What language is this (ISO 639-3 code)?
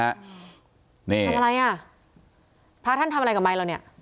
tha